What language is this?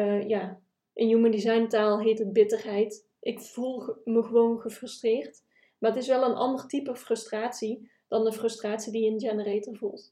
Dutch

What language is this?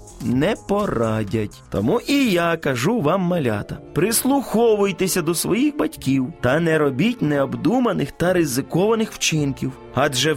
Ukrainian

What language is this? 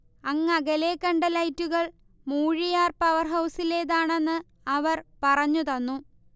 Malayalam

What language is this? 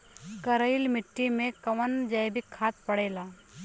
Bhojpuri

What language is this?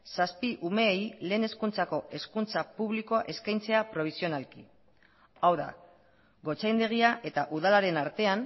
Basque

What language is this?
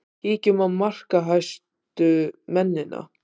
Icelandic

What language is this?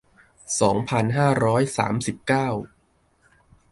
Thai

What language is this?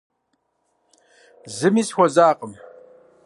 Kabardian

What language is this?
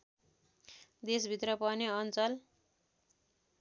Nepali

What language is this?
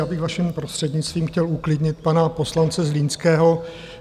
Czech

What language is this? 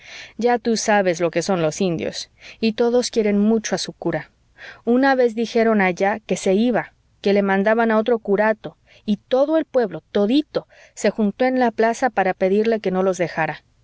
Spanish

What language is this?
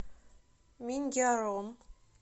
Russian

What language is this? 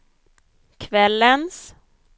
Swedish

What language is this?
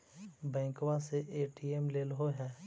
Magahi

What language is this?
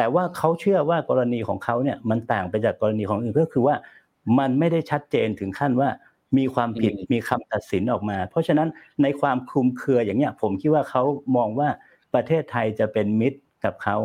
Thai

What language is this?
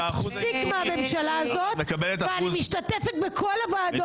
Hebrew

